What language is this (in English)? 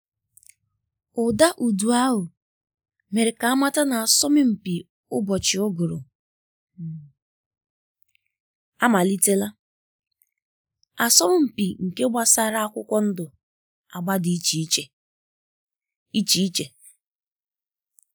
Igbo